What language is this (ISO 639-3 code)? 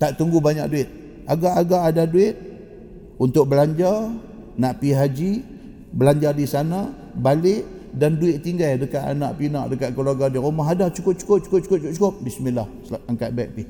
msa